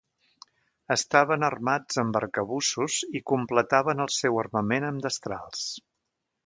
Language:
Catalan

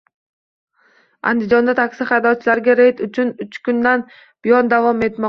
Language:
Uzbek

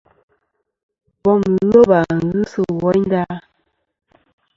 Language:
Kom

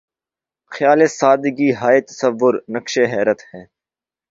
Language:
Urdu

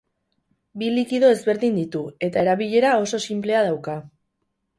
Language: Basque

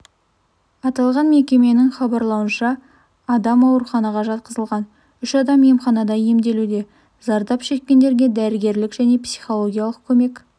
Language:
Kazakh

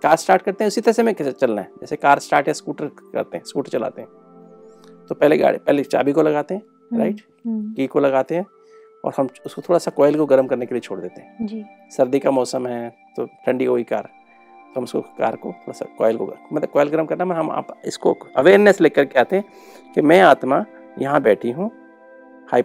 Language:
Hindi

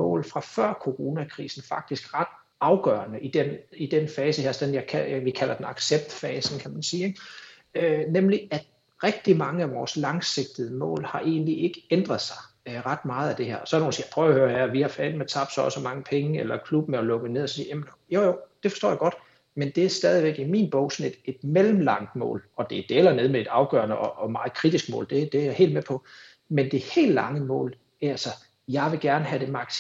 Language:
Danish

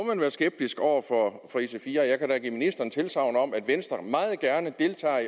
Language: Danish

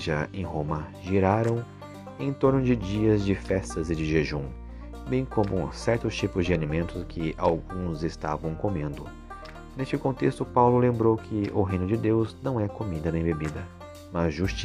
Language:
Portuguese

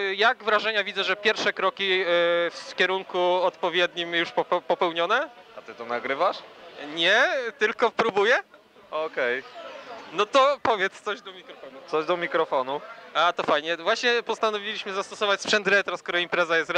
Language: Polish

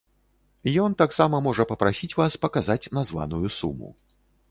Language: Belarusian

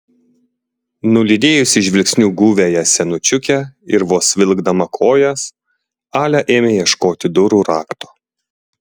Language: Lithuanian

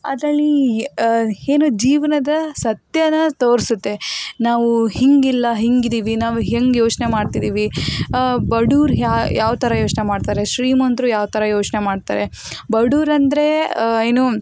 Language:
Kannada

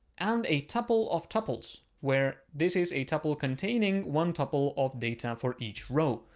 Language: English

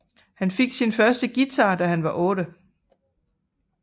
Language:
Danish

